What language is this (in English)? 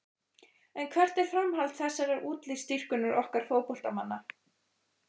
Icelandic